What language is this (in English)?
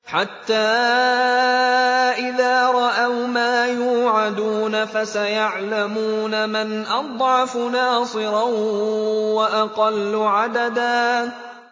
Arabic